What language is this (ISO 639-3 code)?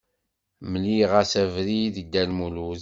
kab